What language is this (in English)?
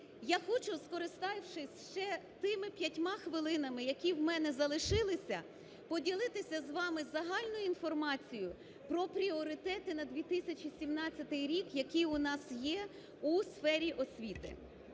Ukrainian